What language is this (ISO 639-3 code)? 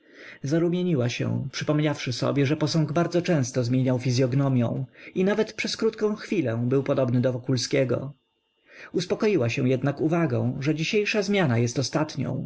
pol